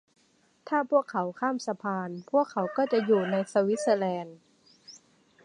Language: Thai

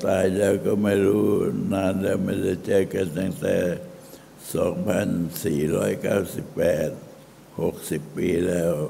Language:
Thai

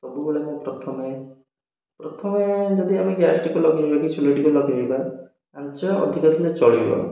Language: Odia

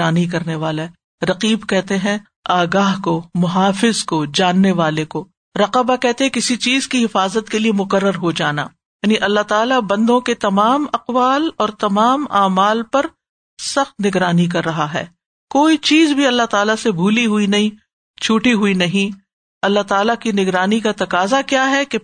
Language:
Urdu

